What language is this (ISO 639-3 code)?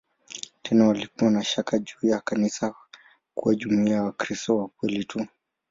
swa